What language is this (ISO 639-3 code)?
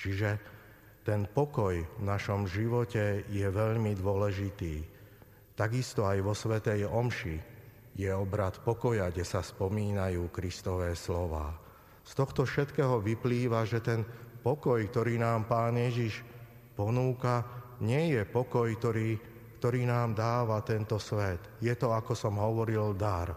slk